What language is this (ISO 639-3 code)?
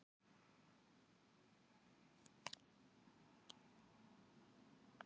isl